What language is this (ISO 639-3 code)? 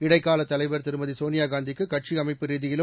tam